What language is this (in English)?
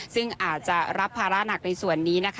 Thai